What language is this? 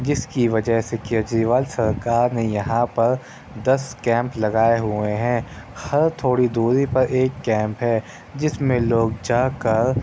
Urdu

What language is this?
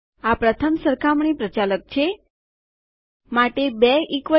Gujarati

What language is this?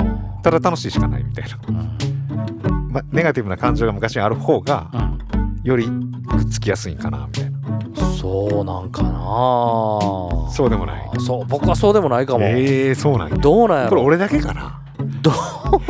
Japanese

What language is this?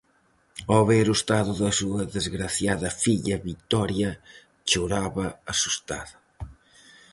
Galician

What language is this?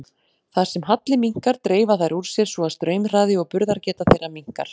Icelandic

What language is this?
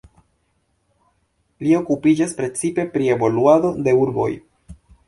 Esperanto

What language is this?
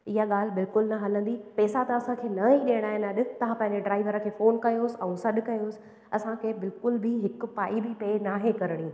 Sindhi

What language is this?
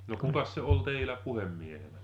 Finnish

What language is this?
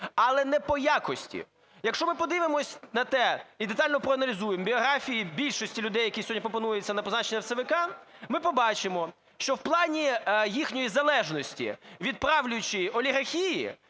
Ukrainian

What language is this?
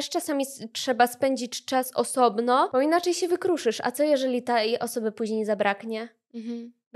Polish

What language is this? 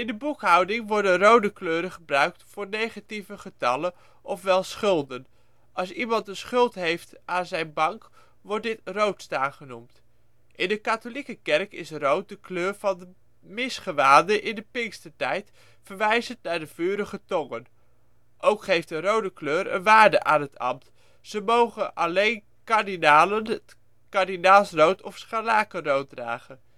Dutch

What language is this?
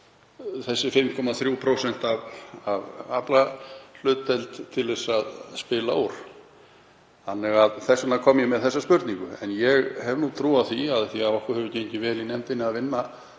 Icelandic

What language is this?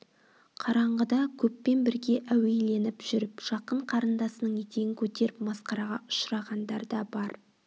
Kazakh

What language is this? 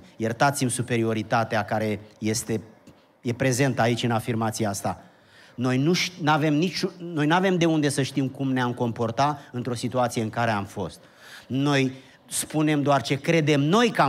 Romanian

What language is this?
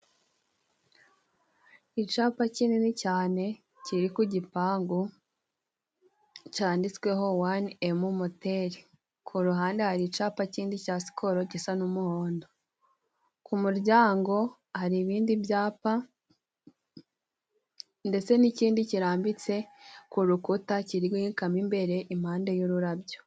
Kinyarwanda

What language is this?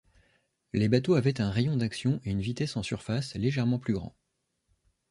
French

